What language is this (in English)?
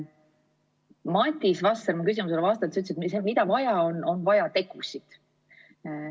Estonian